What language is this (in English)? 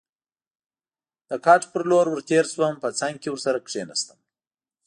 Pashto